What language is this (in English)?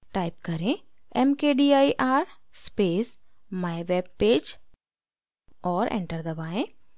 Hindi